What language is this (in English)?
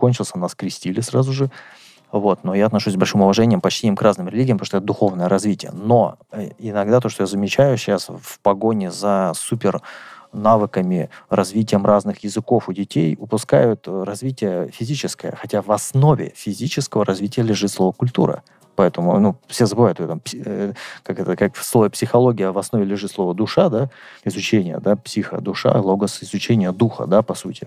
Russian